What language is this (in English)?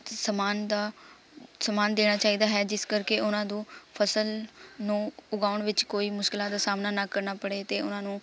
Punjabi